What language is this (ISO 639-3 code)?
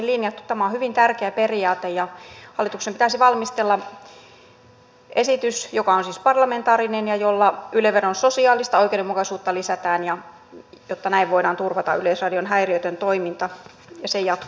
fin